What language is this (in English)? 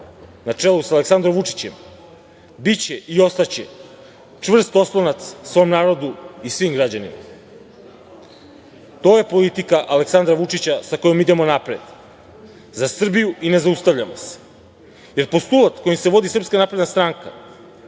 Serbian